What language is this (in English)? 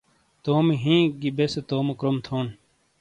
Shina